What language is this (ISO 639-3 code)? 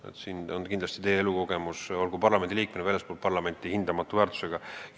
est